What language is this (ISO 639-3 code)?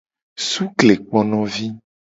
gej